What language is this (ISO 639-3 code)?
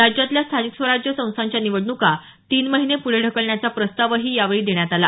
mar